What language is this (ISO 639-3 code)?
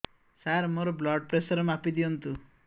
ori